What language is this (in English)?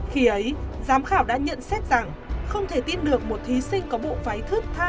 Vietnamese